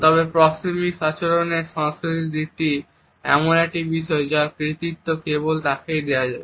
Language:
Bangla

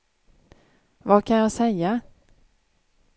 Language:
Swedish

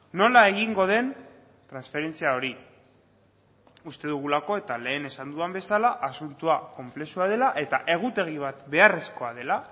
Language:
Basque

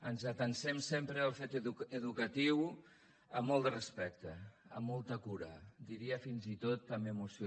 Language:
Catalan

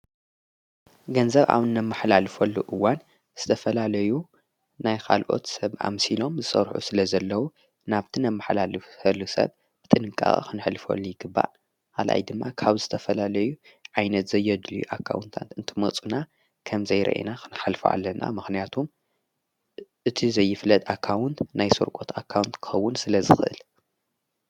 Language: Tigrinya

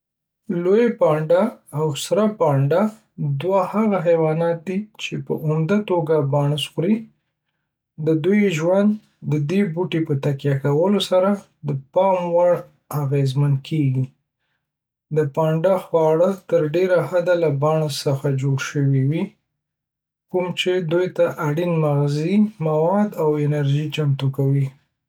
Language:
Pashto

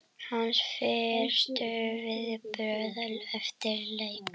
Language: Icelandic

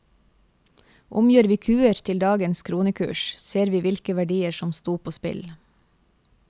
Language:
Norwegian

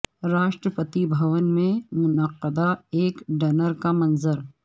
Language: Urdu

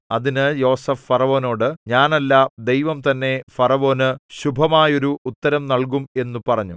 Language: Malayalam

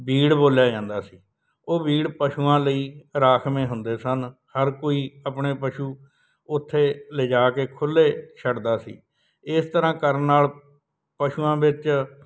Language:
Punjabi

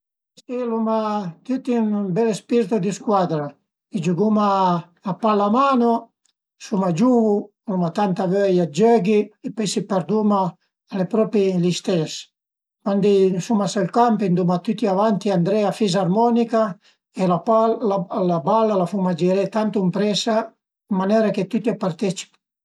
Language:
Piedmontese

